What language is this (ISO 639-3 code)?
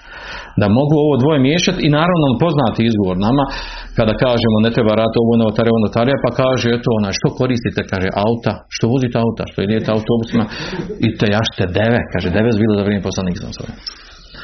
hrv